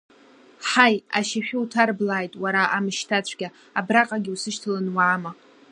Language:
Abkhazian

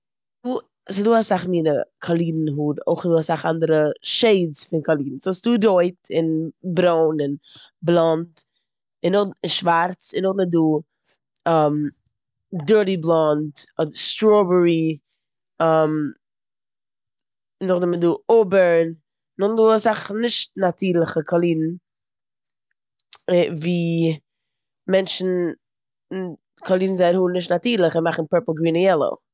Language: Yiddish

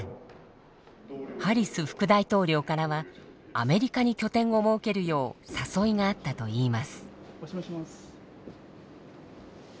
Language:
Japanese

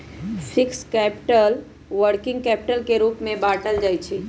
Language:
Magahi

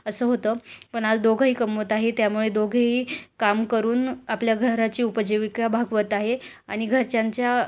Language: Marathi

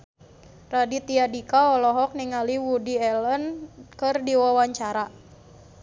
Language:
Sundanese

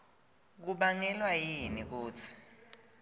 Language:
Swati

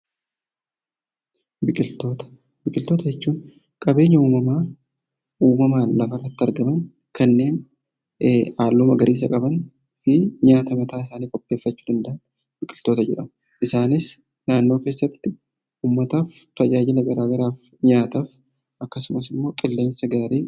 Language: Oromo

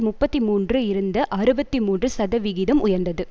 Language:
Tamil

